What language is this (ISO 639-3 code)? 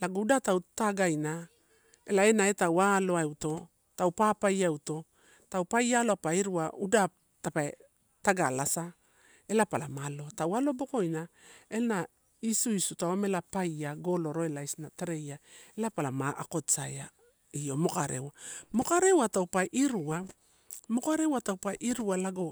ttu